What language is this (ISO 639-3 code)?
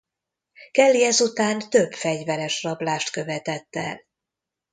hun